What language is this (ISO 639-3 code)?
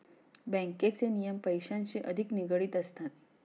mar